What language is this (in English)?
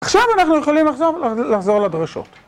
Hebrew